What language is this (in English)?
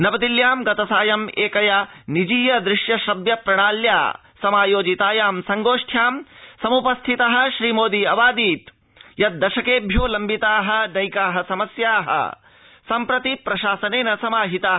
Sanskrit